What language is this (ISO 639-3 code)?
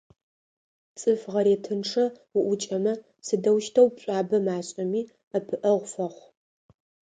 ady